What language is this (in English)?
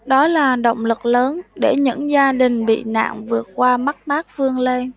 Vietnamese